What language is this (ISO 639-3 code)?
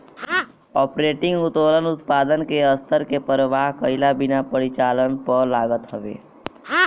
bho